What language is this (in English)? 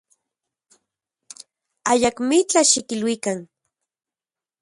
Central Puebla Nahuatl